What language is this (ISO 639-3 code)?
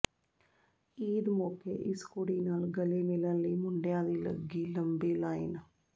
pan